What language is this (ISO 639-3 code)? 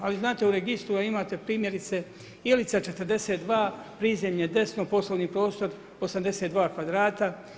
hrv